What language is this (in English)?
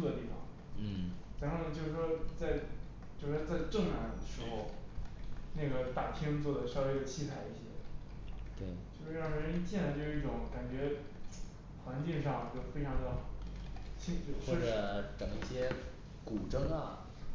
Chinese